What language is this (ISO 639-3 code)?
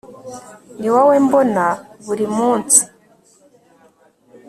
kin